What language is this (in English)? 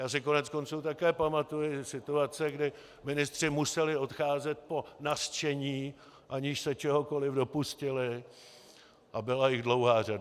Czech